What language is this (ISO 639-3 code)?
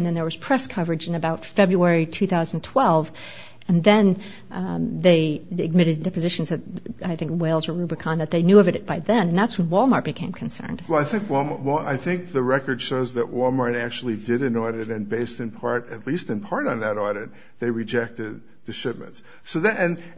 eng